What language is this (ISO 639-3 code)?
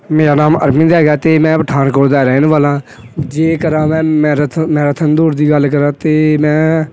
pan